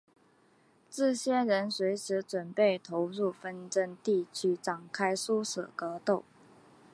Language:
Chinese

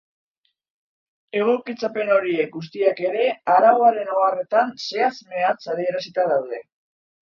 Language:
Basque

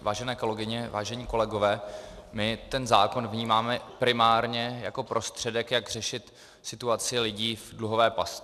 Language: Czech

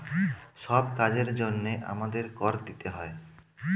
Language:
Bangla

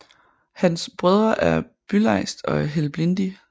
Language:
Danish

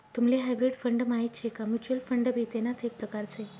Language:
Marathi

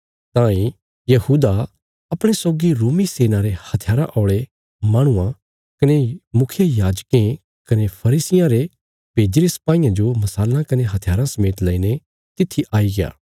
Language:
Bilaspuri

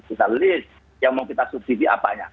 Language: Indonesian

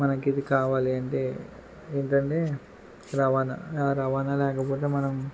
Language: Telugu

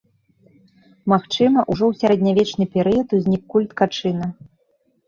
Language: Belarusian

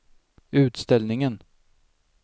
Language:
Swedish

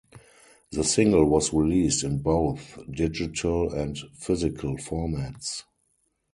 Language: English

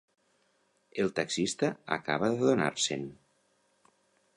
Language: Catalan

